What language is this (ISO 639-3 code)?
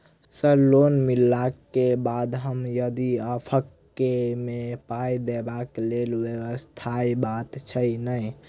mai